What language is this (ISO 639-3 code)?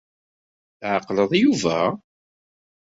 kab